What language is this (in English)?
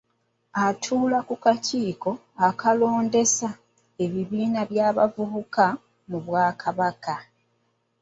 Ganda